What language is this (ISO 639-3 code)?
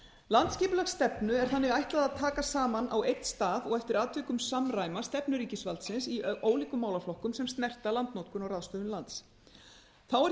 isl